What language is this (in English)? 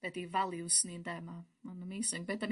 Welsh